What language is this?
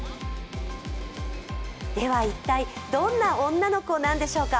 Japanese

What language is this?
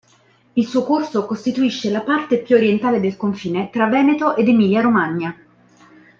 Italian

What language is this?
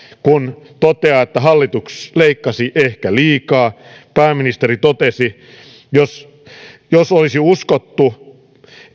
Finnish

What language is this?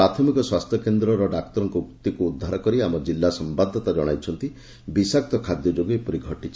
Odia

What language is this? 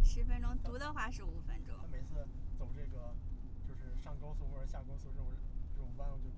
Chinese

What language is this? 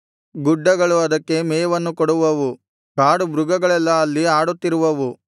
Kannada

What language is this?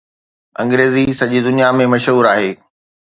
Sindhi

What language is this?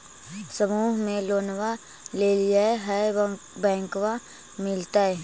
Magahi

